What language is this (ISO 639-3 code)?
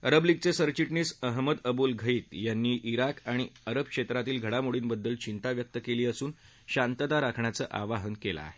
mar